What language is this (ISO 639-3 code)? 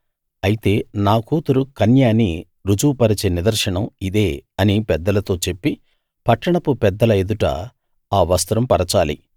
tel